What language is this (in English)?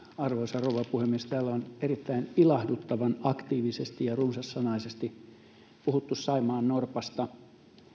Finnish